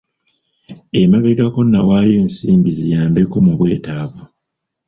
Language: Ganda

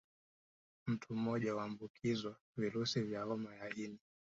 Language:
Swahili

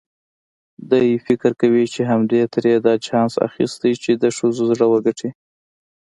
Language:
Pashto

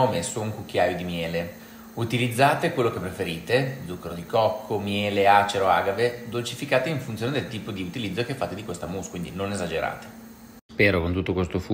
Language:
Italian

